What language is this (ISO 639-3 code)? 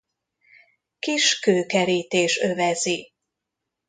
hun